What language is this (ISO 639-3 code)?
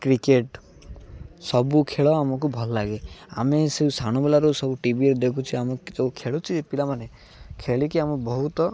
ori